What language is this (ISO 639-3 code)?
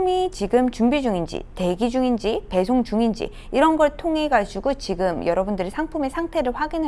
kor